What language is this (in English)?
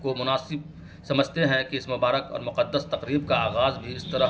Urdu